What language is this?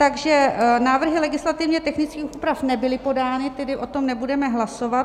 Czech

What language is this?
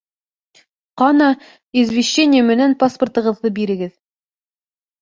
Bashkir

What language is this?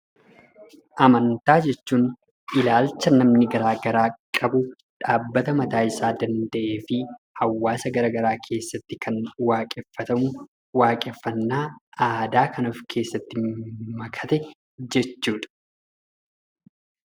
Oromo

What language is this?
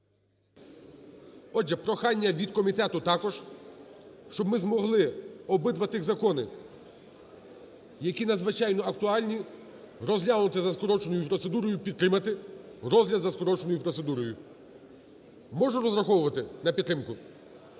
Ukrainian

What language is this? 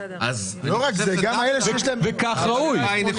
Hebrew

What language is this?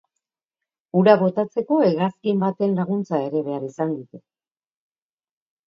Basque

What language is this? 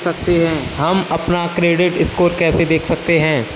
Hindi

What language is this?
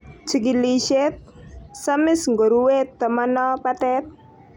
Kalenjin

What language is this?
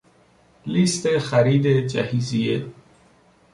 Persian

